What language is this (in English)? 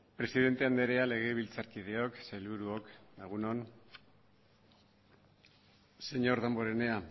Basque